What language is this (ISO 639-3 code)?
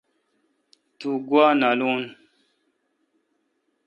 xka